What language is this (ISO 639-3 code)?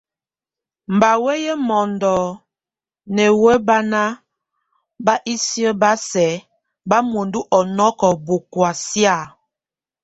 tvu